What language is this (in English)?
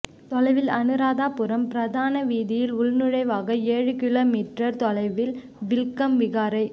Tamil